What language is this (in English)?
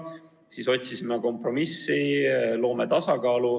Estonian